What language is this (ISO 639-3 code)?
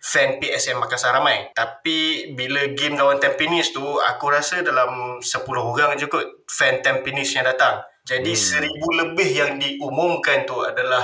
msa